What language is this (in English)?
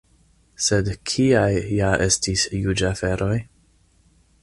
Esperanto